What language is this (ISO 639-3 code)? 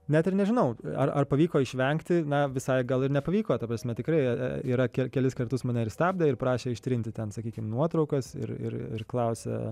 lit